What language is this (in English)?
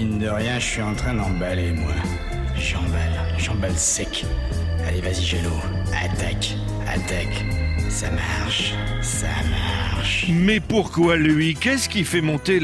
French